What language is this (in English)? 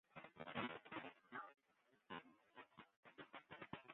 Western Frisian